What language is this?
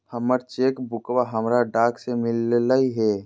Magahi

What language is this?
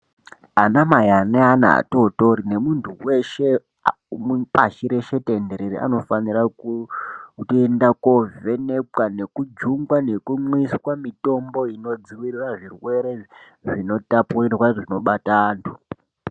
Ndau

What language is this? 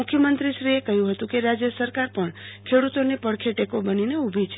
Gujarati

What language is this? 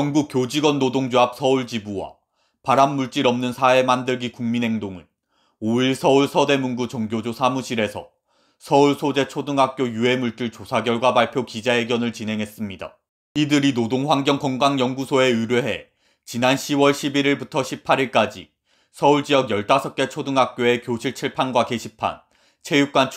Korean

